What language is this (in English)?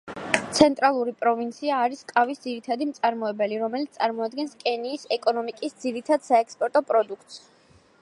Georgian